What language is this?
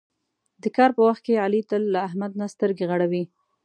Pashto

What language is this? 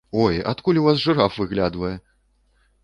Belarusian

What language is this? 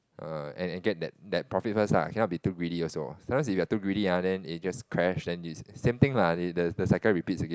English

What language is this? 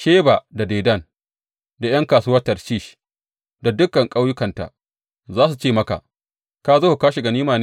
Hausa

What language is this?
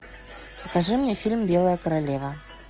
Russian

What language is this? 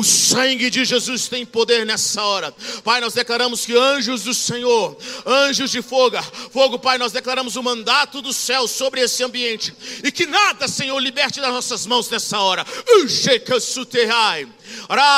Portuguese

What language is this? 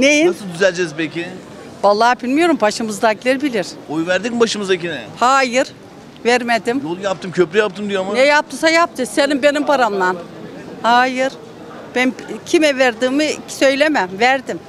Turkish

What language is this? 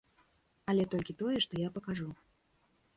Belarusian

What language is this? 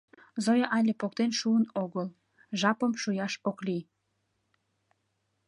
Mari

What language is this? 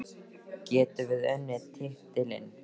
Icelandic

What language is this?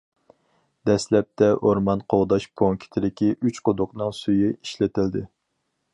Uyghur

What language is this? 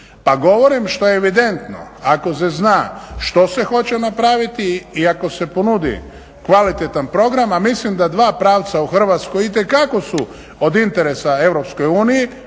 Croatian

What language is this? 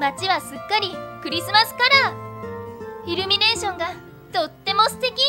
Japanese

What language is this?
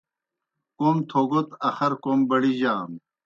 Kohistani Shina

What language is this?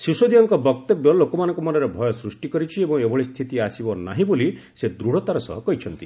Odia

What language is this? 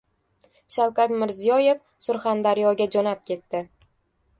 Uzbek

